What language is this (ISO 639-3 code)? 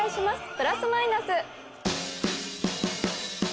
jpn